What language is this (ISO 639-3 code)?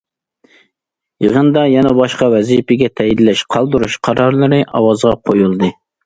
uig